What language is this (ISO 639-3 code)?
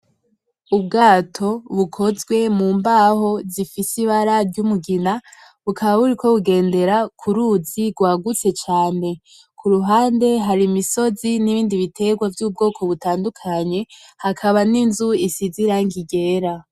run